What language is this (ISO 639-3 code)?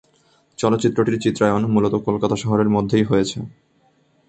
ben